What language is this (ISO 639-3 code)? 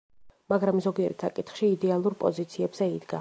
kat